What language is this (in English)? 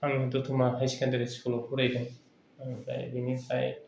Bodo